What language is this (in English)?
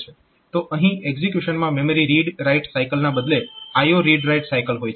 Gujarati